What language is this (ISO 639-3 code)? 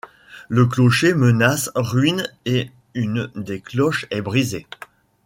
fra